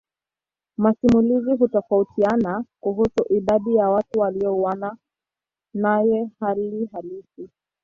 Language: Swahili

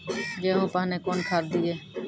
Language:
Maithili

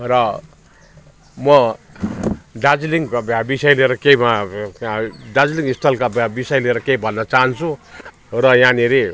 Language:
Nepali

